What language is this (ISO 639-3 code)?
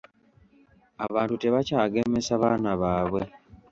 lug